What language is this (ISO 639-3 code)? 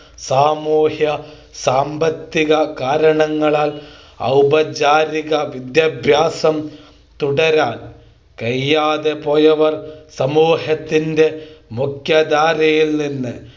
mal